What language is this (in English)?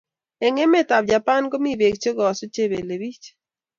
Kalenjin